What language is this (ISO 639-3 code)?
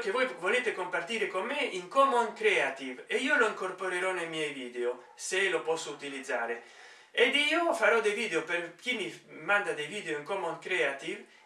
ita